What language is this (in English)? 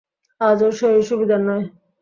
Bangla